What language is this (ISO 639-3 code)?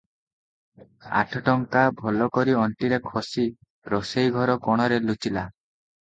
ori